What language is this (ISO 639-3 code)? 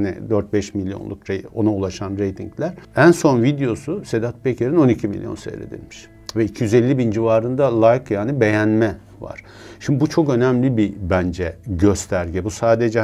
tur